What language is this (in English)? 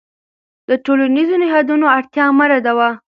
Pashto